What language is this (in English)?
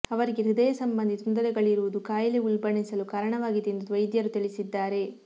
Kannada